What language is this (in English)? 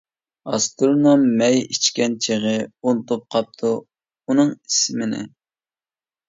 Uyghur